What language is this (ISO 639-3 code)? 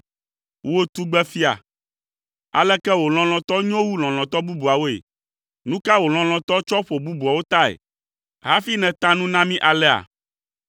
ewe